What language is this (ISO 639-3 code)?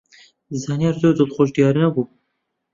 ckb